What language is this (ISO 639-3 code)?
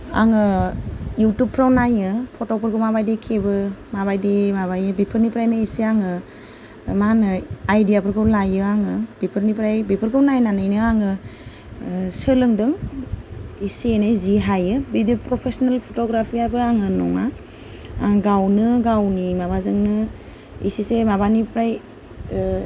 brx